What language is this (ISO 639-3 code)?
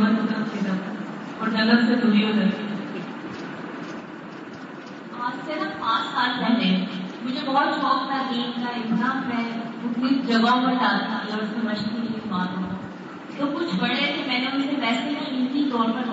urd